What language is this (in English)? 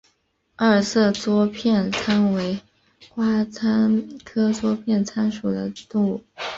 Chinese